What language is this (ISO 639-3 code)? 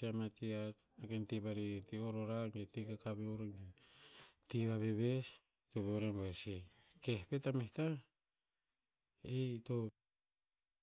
tpz